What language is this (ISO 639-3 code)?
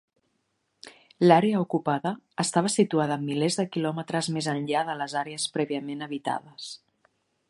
cat